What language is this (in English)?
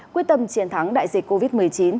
Vietnamese